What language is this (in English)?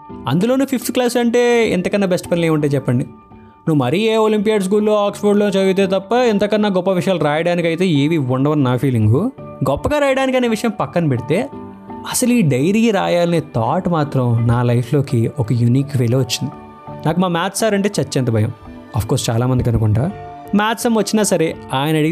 Telugu